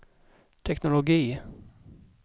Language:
Swedish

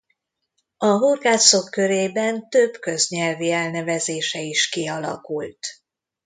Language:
Hungarian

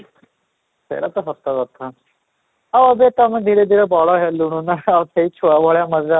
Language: Odia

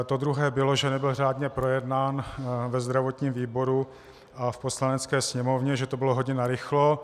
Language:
Czech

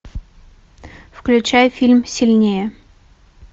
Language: Russian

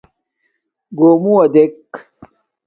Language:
Domaaki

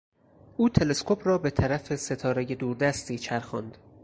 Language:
Persian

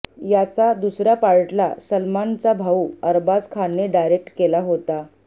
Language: Marathi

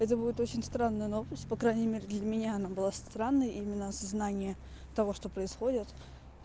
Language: Russian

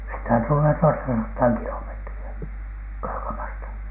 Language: Finnish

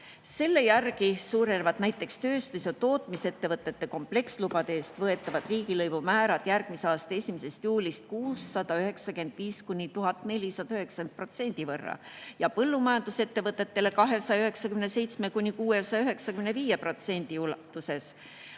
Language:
Estonian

